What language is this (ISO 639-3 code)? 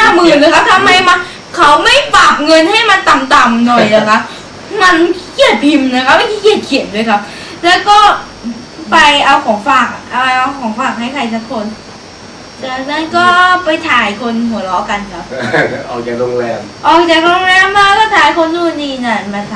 tha